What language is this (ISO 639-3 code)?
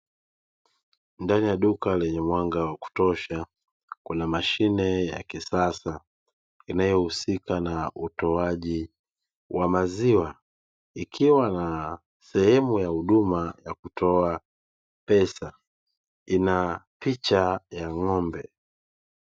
swa